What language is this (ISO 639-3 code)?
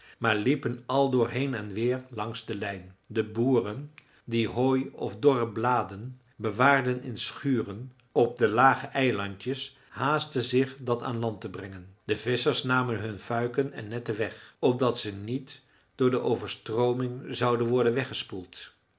nld